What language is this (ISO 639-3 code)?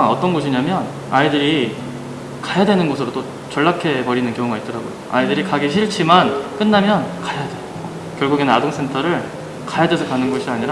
kor